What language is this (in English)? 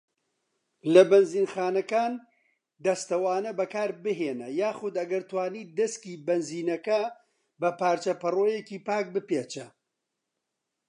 Central Kurdish